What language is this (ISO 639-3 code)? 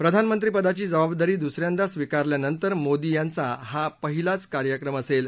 mar